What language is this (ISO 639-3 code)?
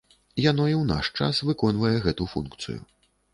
bel